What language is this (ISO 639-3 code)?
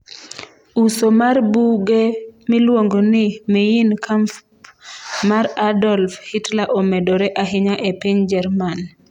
luo